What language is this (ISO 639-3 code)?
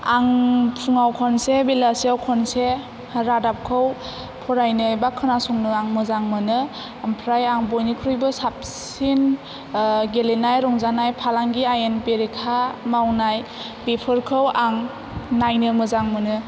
brx